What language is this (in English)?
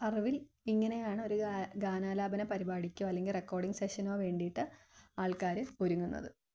Malayalam